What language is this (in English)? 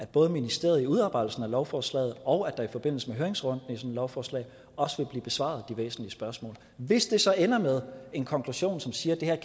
Danish